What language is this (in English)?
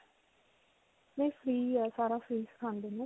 Punjabi